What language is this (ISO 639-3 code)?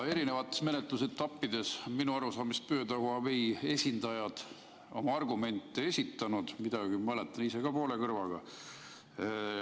est